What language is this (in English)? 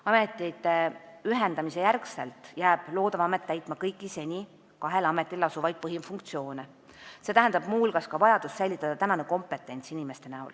Estonian